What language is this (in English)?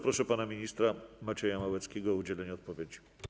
Polish